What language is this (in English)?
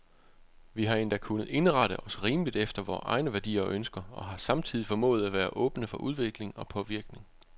Danish